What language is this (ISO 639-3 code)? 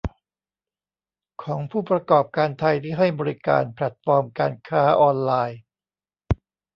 tha